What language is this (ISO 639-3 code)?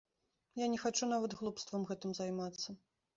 bel